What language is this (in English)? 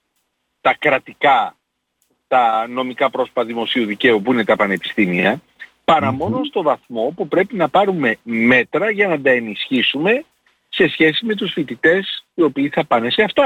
Greek